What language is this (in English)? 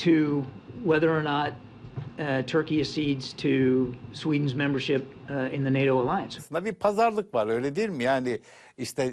Greek